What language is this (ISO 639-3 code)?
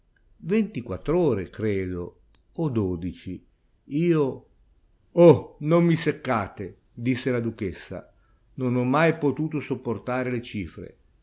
ita